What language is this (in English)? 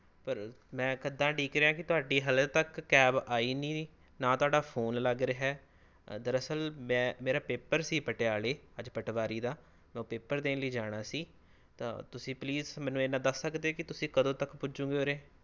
Punjabi